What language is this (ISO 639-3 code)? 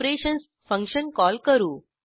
mar